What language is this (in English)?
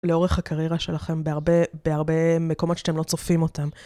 Hebrew